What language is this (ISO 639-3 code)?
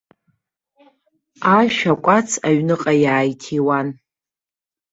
abk